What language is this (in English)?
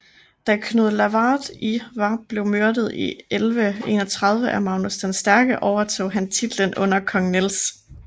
Danish